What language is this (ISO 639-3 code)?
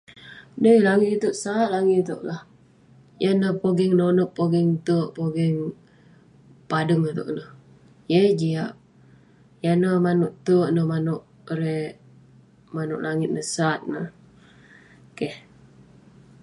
pne